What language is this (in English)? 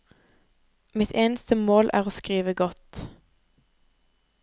Norwegian